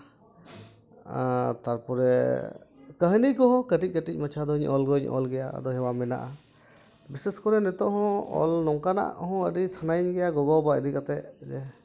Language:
Santali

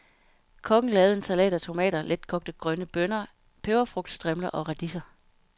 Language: Danish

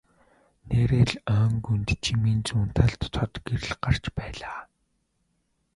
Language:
Mongolian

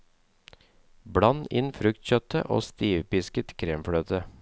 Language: Norwegian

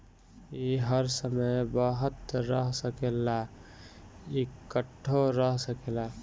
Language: Bhojpuri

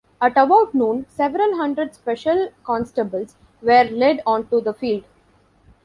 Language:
English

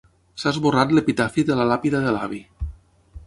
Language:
Catalan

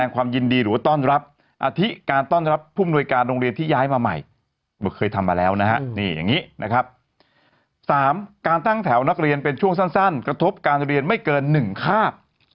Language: Thai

